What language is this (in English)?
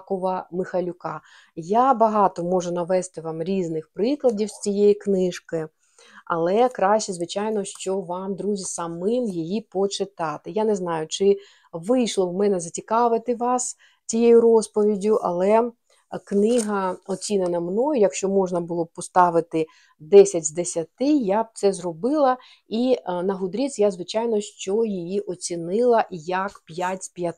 Ukrainian